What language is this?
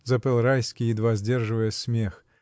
Russian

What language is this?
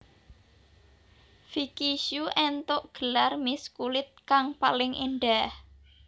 Javanese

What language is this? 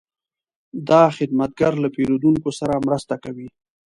Pashto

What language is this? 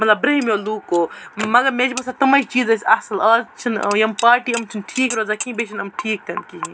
Kashmiri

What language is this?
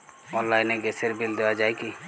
Bangla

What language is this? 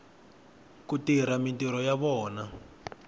Tsonga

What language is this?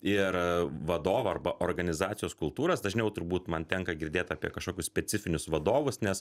Lithuanian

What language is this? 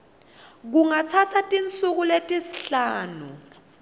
Swati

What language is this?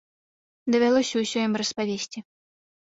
Belarusian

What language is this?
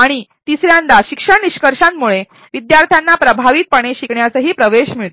Marathi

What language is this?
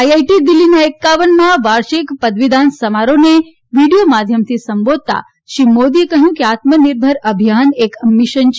Gujarati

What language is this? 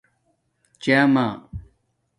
Domaaki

